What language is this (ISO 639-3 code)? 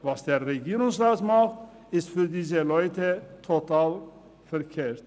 gsw